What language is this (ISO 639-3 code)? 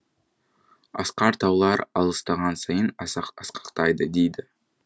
kaz